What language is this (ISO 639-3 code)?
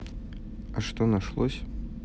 rus